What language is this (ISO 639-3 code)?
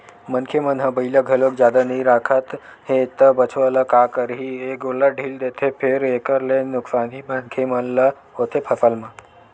hne